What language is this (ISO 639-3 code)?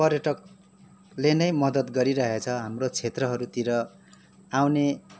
nep